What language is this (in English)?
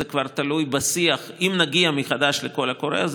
Hebrew